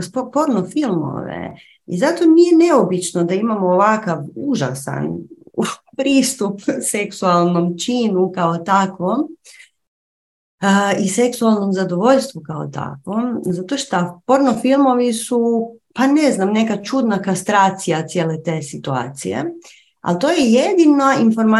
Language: Croatian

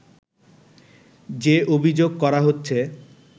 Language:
Bangla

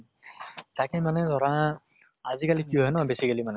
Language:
Assamese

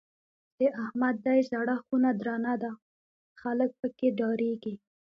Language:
Pashto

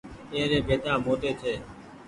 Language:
Goaria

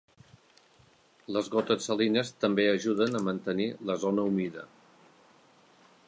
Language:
Catalan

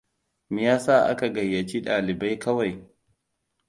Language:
Hausa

